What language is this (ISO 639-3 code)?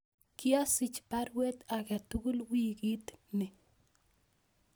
kln